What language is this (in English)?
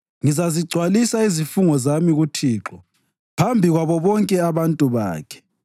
North Ndebele